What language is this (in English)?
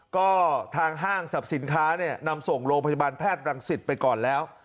Thai